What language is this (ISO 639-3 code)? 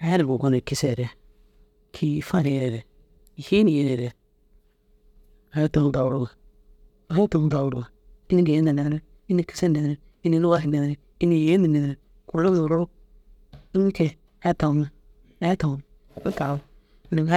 dzg